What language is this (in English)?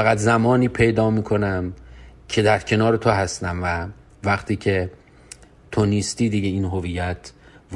Persian